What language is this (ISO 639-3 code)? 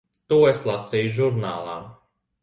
lav